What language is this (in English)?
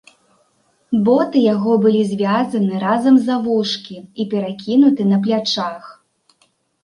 Belarusian